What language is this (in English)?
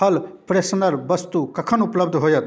Maithili